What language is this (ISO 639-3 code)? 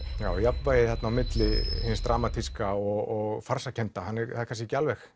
isl